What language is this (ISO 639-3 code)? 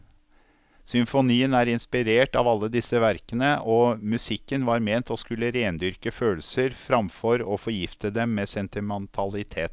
nor